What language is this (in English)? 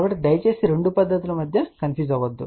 Telugu